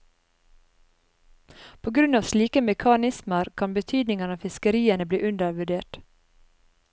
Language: Norwegian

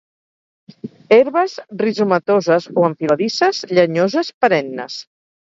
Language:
Catalan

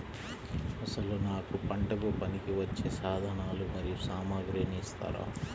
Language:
Telugu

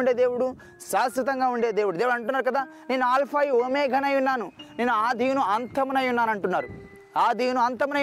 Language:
Telugu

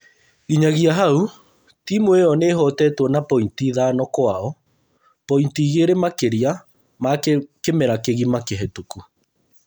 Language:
Kikuyu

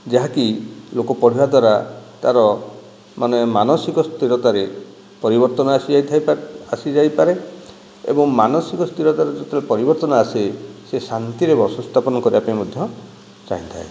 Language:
Odia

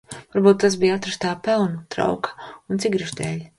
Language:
Latvian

